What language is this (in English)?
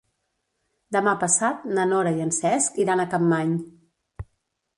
Catalan